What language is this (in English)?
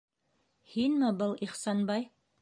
Bashkir